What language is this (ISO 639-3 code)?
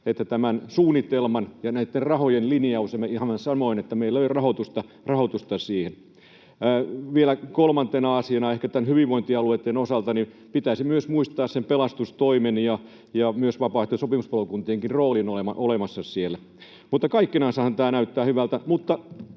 fin